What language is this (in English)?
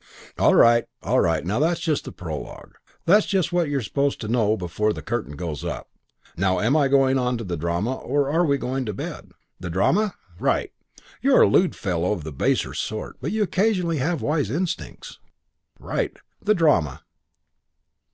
English